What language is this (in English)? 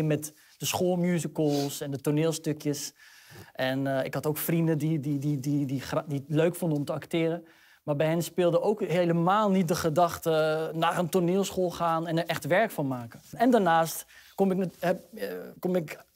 Dutch